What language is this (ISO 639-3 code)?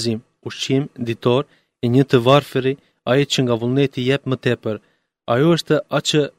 ell